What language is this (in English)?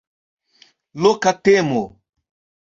Esperanto